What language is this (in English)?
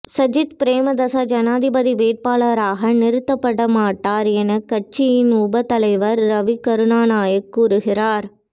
Tamil